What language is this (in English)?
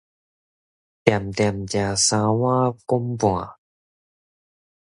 Min Nan Chinese